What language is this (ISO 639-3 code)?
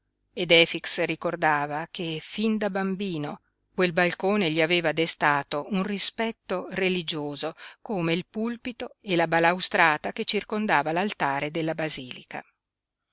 ita